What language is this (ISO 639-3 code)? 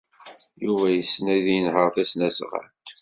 kab